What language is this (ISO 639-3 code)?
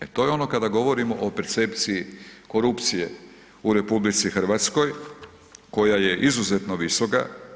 hrv